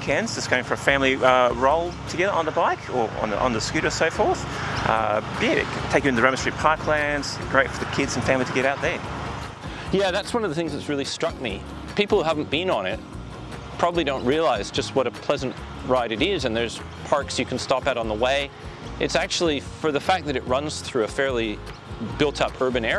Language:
English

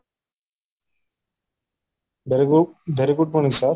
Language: Odia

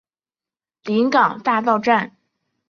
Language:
Chinese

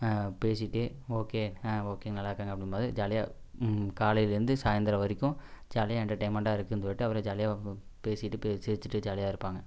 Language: Tamil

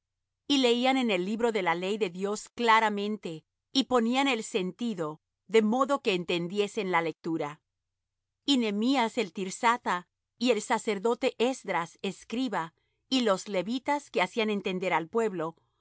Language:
Spanish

